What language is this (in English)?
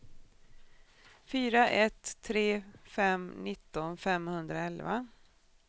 Swedish